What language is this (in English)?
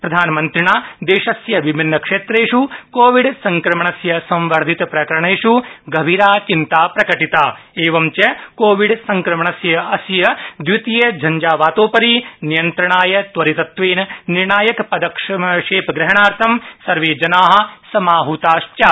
Sanskrit